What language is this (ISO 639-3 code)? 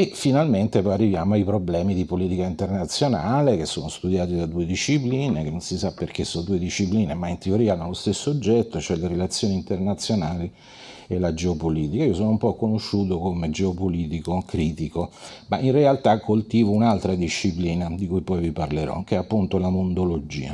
ita